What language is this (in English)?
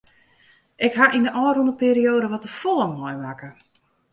Western Frisian